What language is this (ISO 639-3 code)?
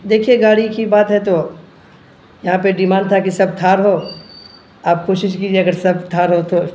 urd